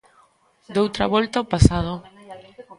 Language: Galician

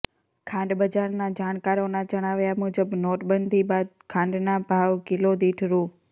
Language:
Gujarati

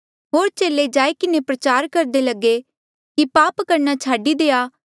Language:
Mandeali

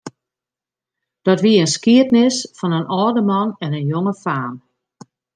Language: Western Frisian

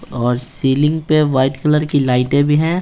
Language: Hindi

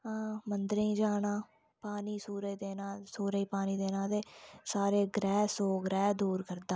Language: Dogri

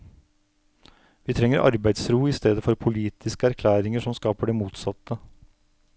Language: Norwegian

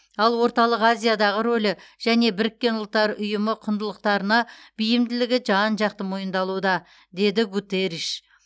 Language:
Kazakh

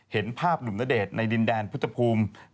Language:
Thai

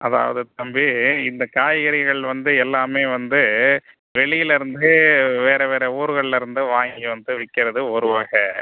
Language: Tamil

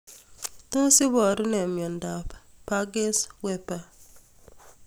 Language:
Kalenjin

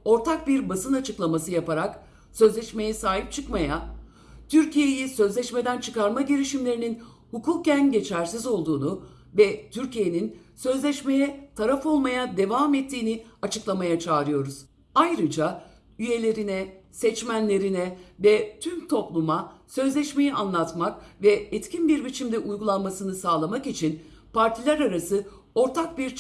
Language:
Turkish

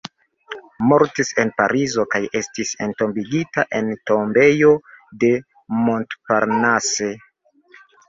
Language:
Esperanto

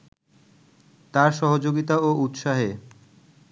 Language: Bangla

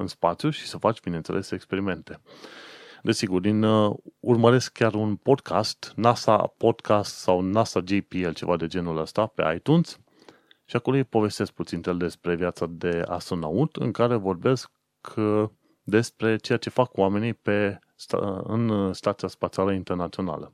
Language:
Romanian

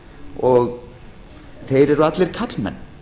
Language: Icelandic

